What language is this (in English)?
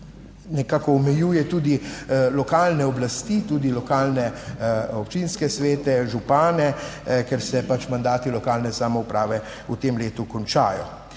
Slovenian